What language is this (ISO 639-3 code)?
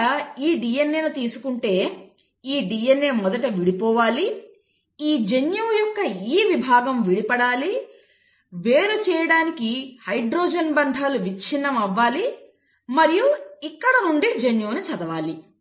tel